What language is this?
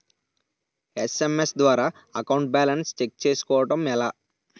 Telugu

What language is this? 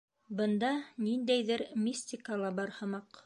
Bashkir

